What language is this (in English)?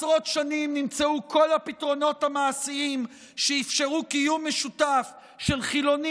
Hebrew